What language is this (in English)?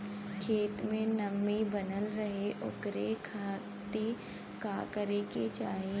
Bhojpuri